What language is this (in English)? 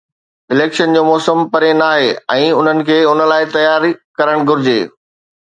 Sindhi